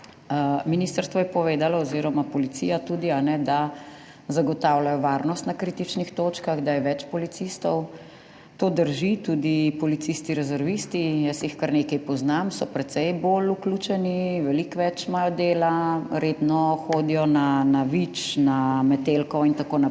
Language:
Slovenian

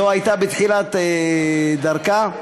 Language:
Hebrew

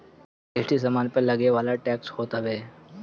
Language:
Bhojpuri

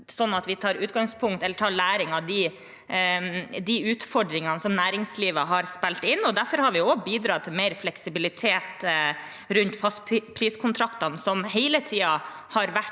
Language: Norwegian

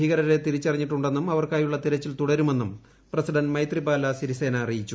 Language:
Malayalam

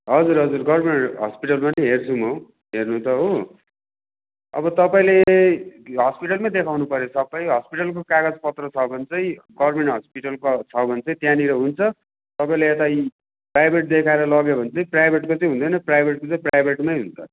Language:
Nepali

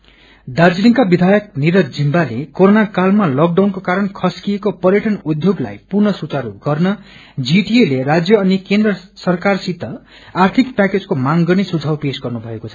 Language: Nepali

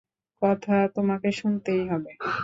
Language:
Bangla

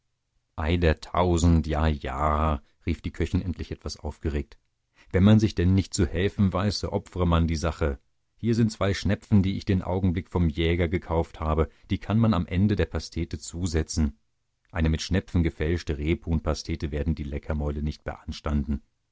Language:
German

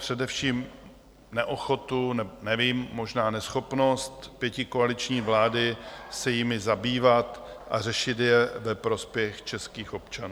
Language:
Czech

